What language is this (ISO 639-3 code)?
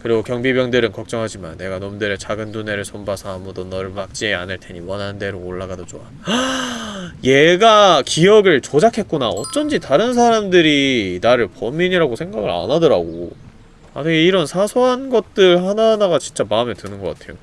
kor